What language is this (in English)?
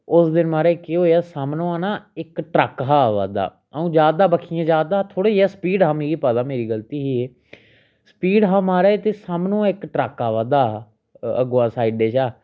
Dogri